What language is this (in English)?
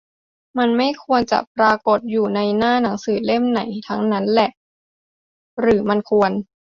Thai